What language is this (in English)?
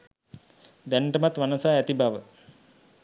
Sinhala